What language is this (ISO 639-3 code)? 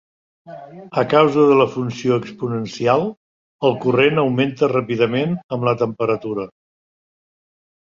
cat